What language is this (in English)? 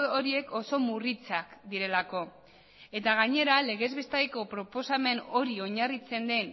Basque